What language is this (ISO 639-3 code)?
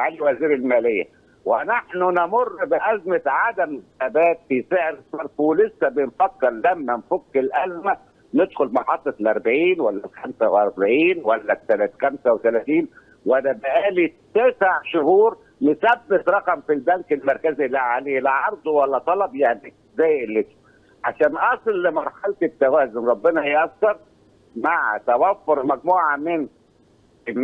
ara